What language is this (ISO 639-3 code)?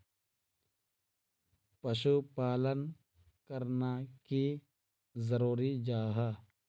mag